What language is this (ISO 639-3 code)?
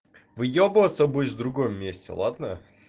rus